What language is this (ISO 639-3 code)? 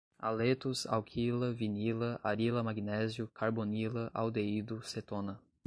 por